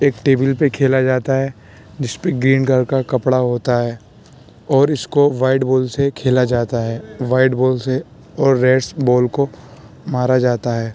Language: Urdu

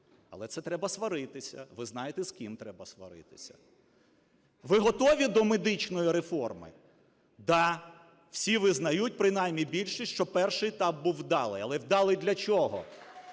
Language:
Ukrainian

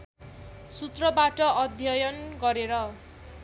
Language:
Nepali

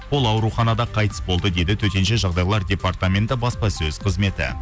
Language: Kazakh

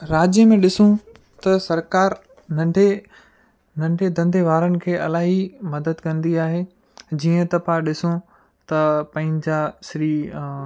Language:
Sindhi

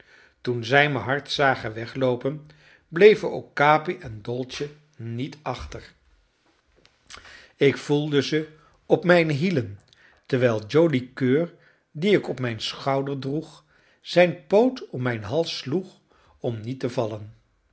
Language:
Dutch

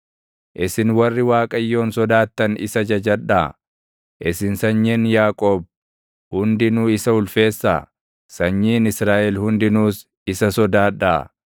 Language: Oromo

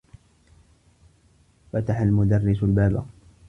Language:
Arabic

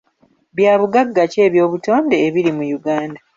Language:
Ganda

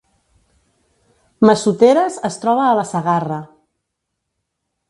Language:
Catalan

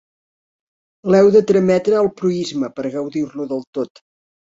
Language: Catalan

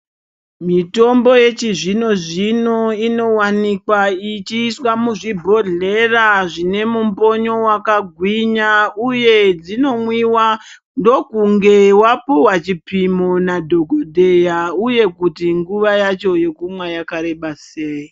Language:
Ndau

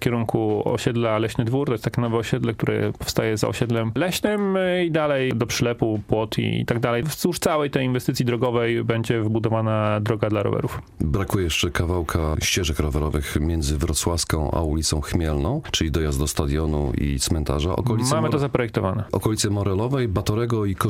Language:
Polish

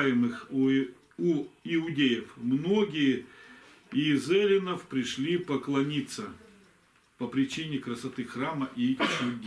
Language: Russian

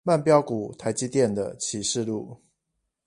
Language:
Chinese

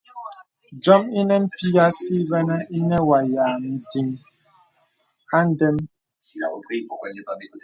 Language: Bebele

